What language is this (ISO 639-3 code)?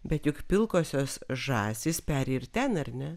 lit